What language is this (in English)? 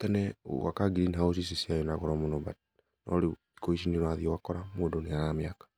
Kikuyu